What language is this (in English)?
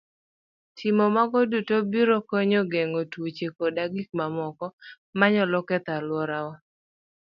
Luo (Kenya and Tanzania)